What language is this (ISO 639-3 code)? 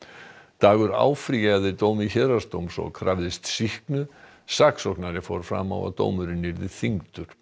isl